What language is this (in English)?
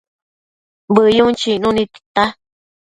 Matsés